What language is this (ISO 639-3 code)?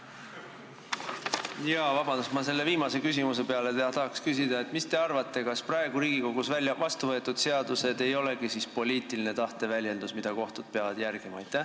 est